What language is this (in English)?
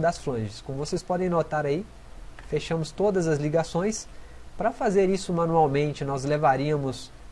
Portuguese